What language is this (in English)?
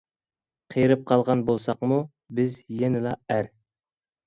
Uyghur